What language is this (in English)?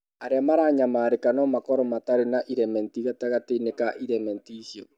Kikuyu